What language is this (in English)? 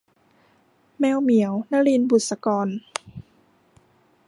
Thai